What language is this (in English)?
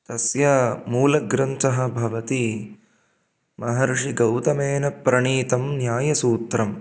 Sanskrit